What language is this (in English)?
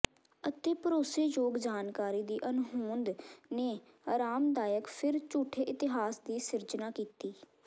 Punjabi